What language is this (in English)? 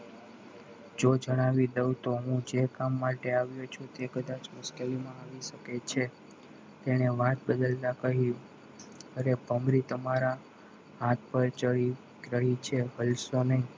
Gujarati